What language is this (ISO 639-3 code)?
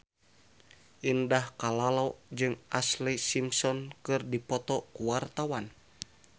sun